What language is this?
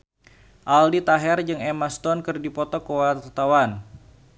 Sundanese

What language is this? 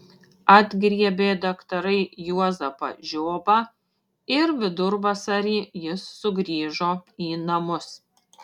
Lithuanian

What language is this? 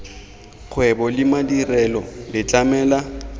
Tswana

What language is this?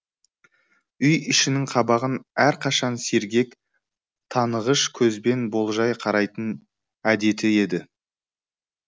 Kazakh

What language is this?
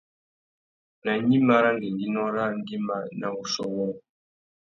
Tuki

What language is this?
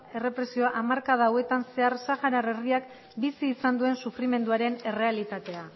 Basque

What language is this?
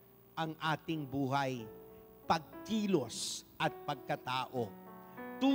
Filipino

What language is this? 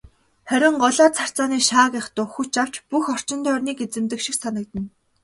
Mongolian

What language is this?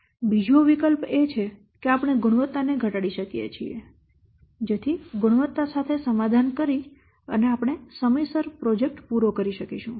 Gujarati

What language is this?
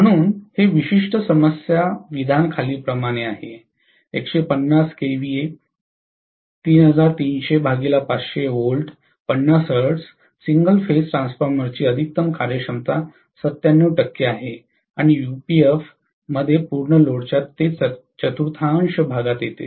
Marathi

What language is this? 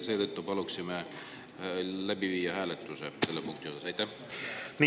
Estonian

